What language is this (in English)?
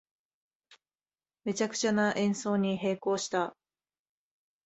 Japanese